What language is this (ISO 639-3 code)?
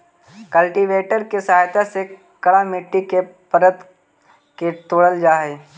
mag